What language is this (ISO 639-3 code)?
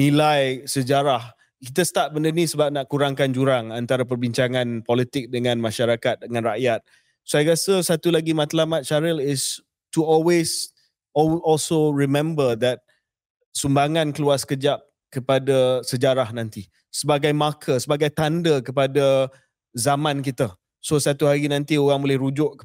msa